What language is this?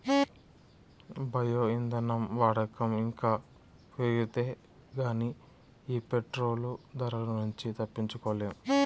Telugu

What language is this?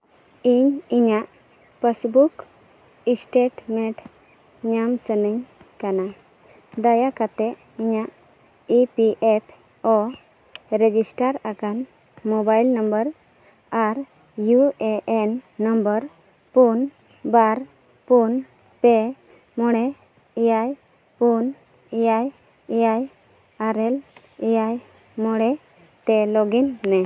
Santali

